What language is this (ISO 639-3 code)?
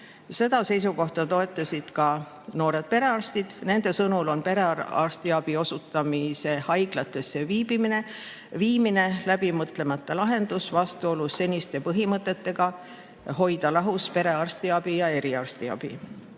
est